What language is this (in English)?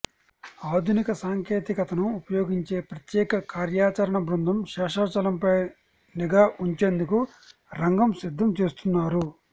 Telugu